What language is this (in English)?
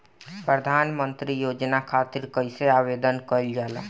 Bhojpuri